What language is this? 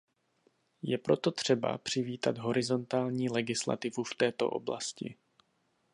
Czech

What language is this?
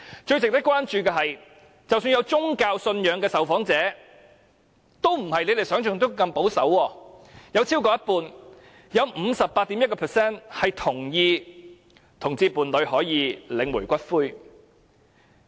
Cantonese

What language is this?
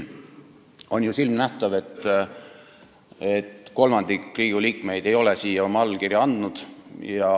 Estonian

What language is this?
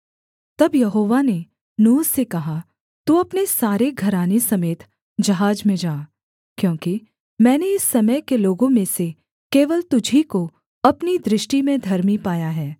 Hindi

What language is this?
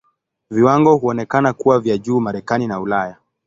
Swahili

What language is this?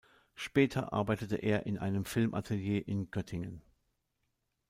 German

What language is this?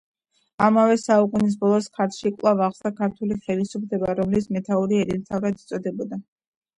Georgian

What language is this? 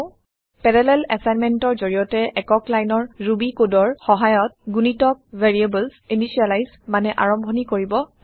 Assamese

